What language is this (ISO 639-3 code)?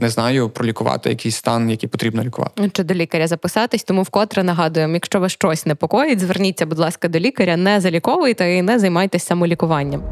ukr